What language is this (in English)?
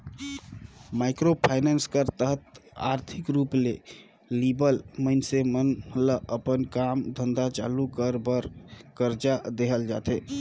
Chhattisgarhi